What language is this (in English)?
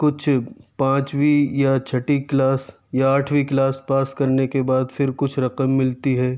Urdu